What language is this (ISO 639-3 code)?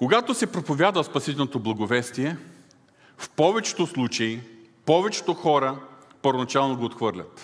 bul